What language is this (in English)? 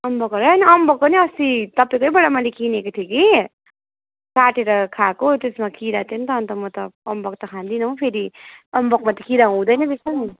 Nepali